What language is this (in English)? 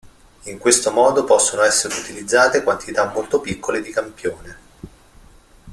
Italian